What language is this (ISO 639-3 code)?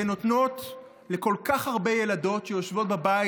heb